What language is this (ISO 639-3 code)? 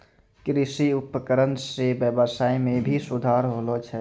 mai